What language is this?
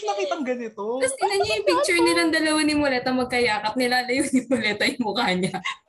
Filipino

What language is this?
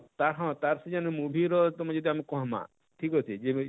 Odia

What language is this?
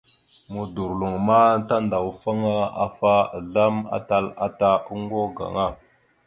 Mada (Cameroon)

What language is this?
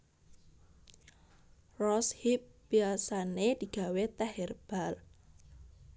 Javanese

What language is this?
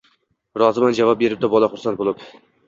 Uzbek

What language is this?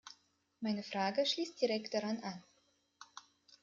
German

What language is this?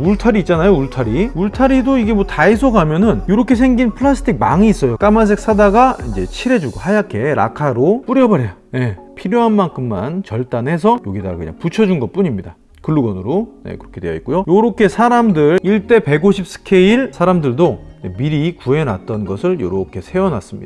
Korean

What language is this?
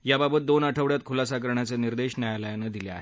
Marathi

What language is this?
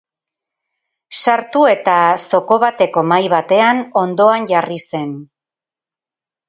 Basque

